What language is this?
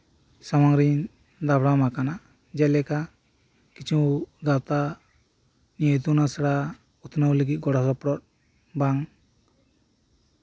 Santali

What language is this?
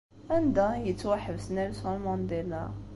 Kabyle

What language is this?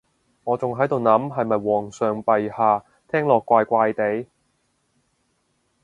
Cantonese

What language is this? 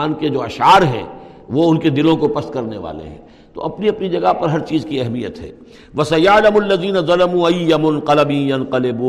Urdu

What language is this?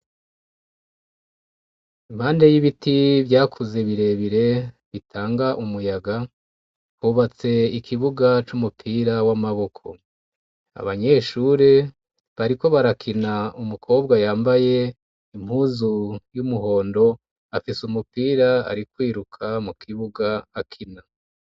Rundi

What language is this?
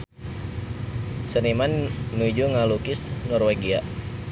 Sundanese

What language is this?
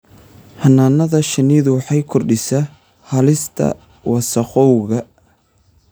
Somali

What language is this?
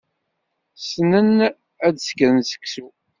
Kabyle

